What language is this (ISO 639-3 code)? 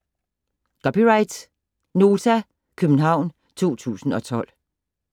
dan